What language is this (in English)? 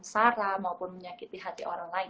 Indonesian